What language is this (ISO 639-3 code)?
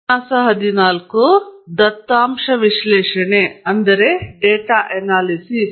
kan